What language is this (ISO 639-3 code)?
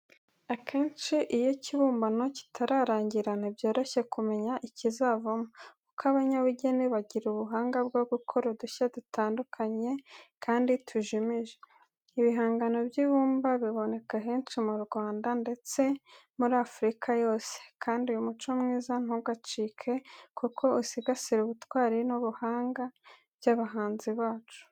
kin